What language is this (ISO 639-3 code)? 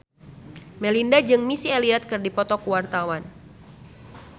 sun